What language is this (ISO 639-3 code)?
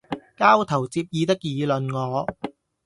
yue